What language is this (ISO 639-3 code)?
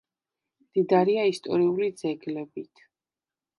kat